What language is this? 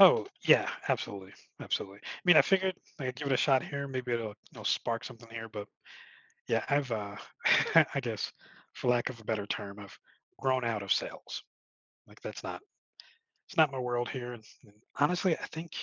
English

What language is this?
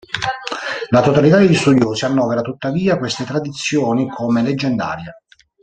Italian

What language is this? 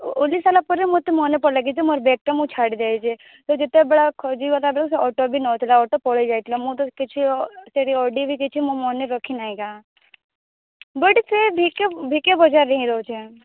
Odia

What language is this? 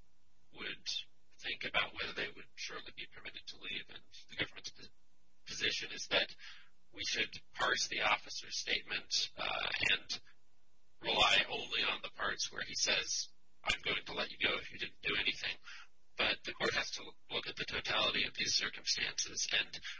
English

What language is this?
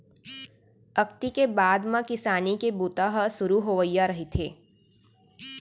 Chhattisgarhi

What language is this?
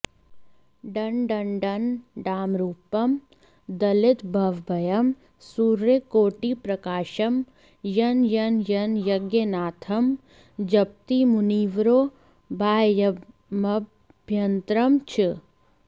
Sanskrit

